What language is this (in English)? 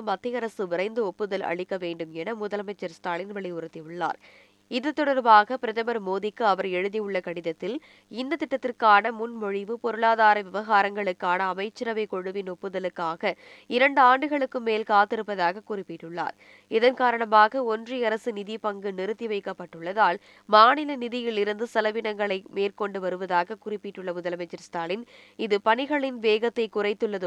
Tamil